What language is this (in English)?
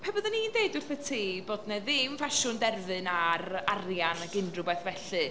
Welsh